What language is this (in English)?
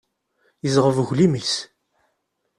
Kabyle